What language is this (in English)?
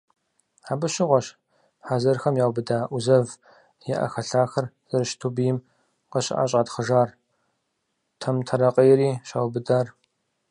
Kabardian